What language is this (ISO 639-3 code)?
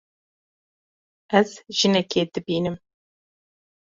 kur